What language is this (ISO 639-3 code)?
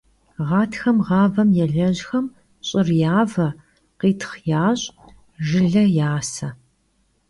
kbd